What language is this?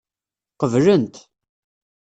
Kabyle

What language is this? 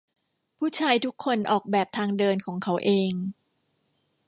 Thai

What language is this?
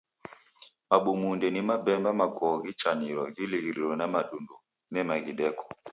Taita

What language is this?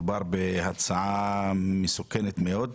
Hebrew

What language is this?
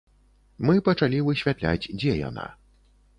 Belarusian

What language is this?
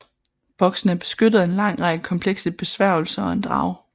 Danish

